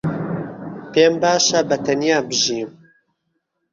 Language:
Central Kurdish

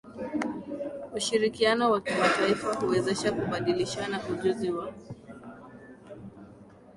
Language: Swahili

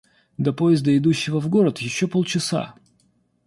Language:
Russian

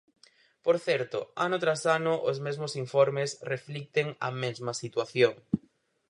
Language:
Galician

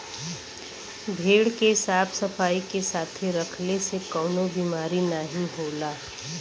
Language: Bhojpuri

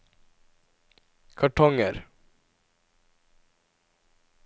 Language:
Norwegian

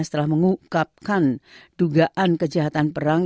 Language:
Indonesian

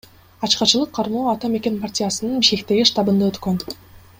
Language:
Kyrgyz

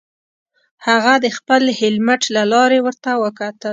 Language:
Pashto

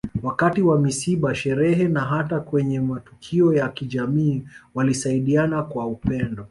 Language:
Swahili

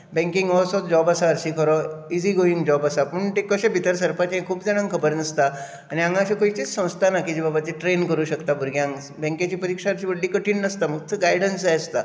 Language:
Konkani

